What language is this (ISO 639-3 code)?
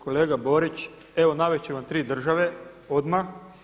hrv